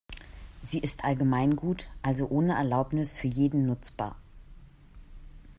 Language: German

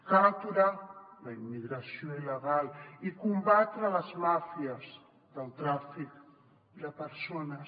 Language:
Catalan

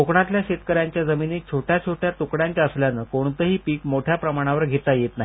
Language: Marathi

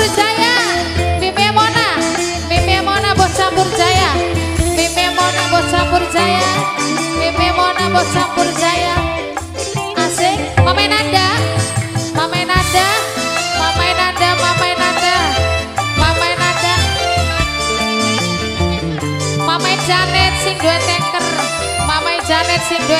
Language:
Thai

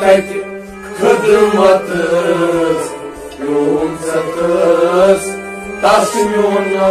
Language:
Punjabi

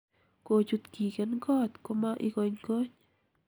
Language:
Kalenjin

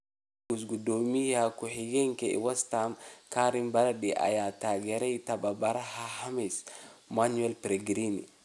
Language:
Somali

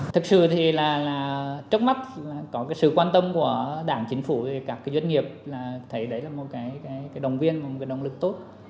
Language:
Vietnamese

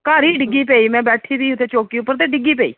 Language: Dogri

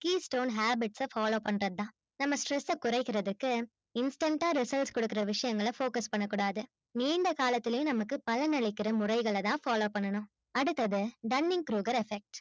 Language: Tamil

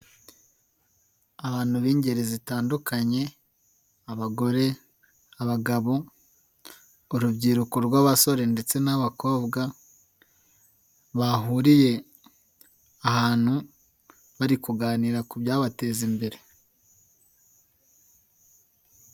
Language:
Kinyarwanda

